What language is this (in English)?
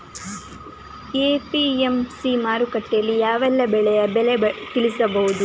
Kannada